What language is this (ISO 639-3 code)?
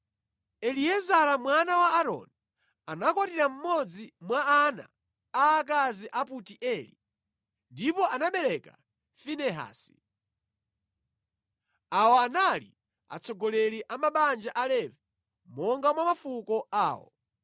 nya